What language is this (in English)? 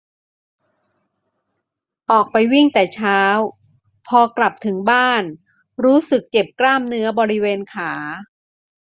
Thai